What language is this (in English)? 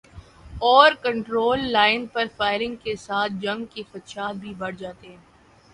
Urdu